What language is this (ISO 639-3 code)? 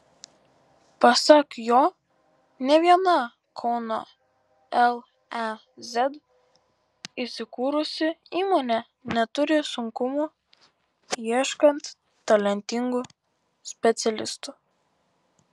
lit